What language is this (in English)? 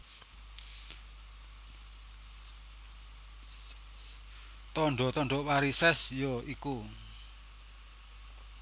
Javanese